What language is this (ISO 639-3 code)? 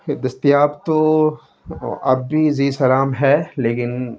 urd